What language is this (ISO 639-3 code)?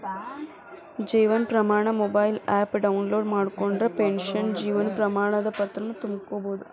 kan